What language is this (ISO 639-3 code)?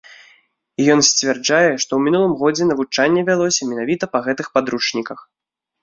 bel